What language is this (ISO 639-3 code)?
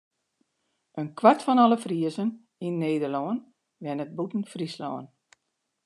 fry